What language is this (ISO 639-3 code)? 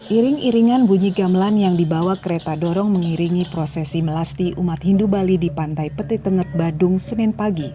ind